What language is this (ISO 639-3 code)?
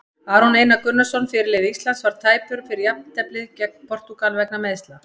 isl